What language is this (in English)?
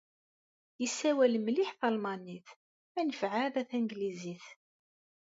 Kabyle